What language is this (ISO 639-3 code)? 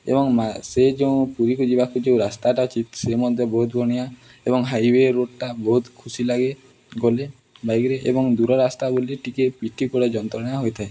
ori